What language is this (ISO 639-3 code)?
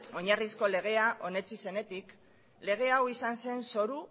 eus